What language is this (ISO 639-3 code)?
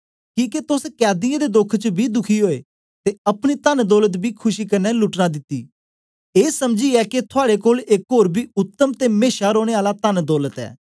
doi